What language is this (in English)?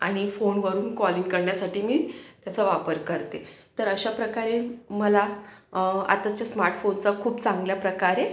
Marathi